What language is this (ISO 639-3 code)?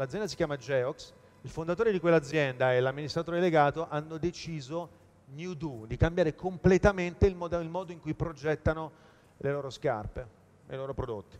ita